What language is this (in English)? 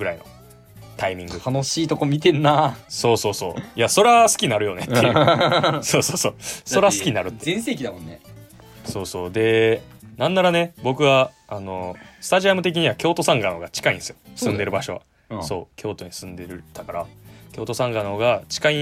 Japanese